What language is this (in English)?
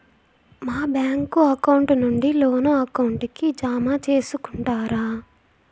Telugu